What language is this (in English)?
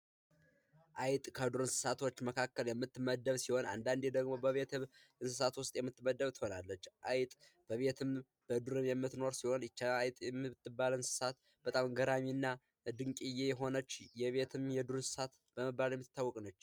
Amharic